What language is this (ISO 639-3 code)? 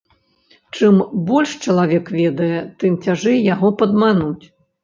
bel